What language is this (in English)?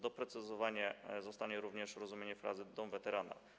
Polish